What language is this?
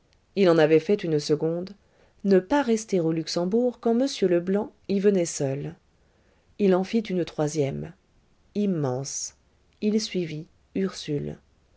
French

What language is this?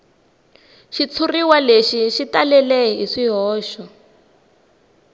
Tsonga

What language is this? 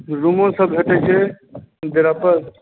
Maithili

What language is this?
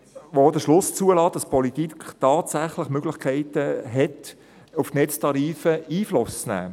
Swiss German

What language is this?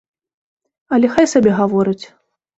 Belarusian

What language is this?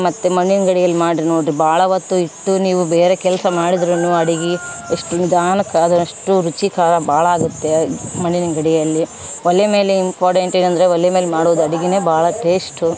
Kannada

